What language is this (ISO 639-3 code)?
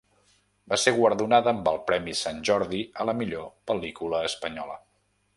cat